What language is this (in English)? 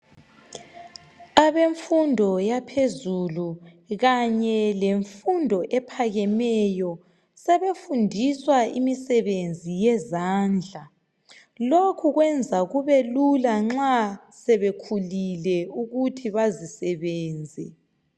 North Ndebele